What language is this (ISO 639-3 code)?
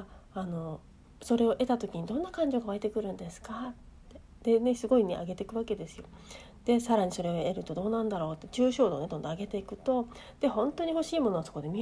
jpn